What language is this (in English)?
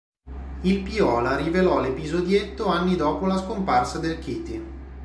Italian